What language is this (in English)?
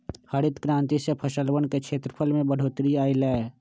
Magahi